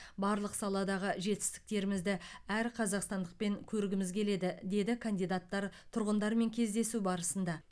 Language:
Kazakh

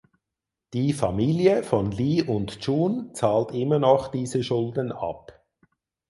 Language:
German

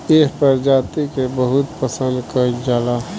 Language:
Bhojpuri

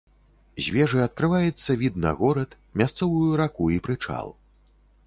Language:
Belarusian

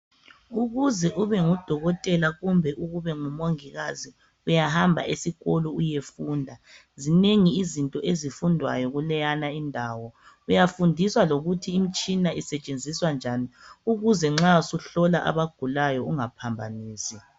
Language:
North Ndebele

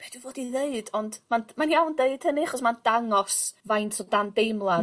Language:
Welsh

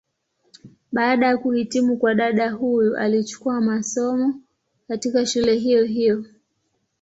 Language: Swahili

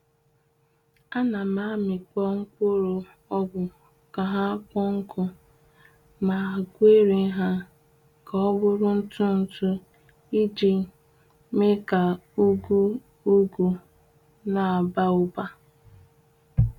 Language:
Igbo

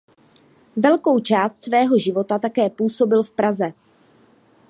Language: Czech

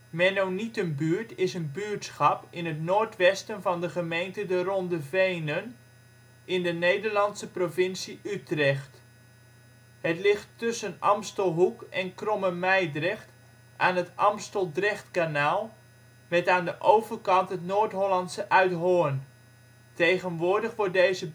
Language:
Dutch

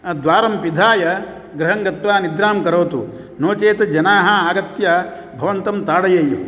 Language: Sanskrit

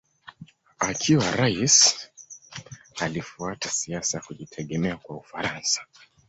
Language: Swahili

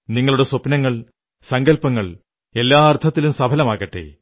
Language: Malayalam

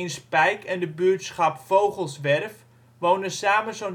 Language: Dutch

